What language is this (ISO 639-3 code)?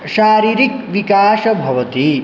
san